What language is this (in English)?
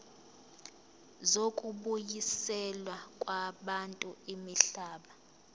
Zulu